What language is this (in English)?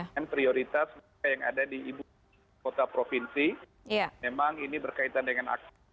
Indonesian